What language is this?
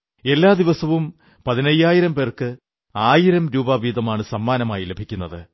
Malayalam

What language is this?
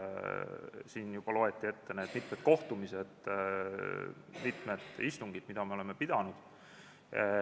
Estonian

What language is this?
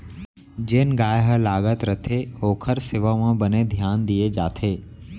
Chhattisgarhi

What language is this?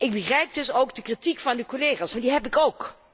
Dutch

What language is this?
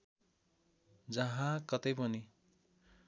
Nepali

